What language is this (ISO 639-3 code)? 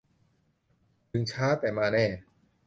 tha